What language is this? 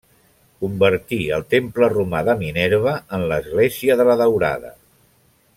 Catalan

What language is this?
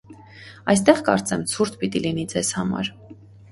Armenian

